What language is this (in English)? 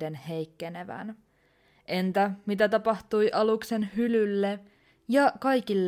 Finnish